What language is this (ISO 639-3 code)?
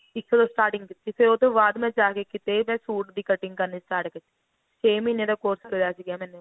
pan